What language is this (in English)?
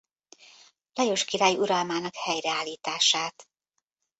Hungarian